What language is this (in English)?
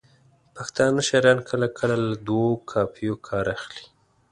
Pashto